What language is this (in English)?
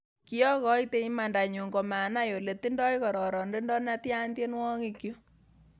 Kalenjin